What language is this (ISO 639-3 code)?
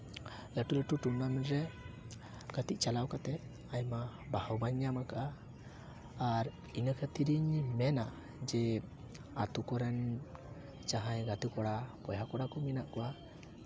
sat